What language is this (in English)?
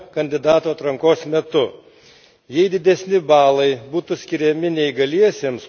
Lithuanian